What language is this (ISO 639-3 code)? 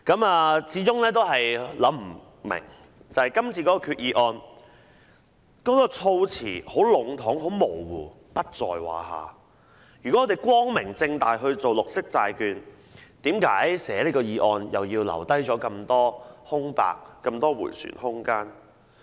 yue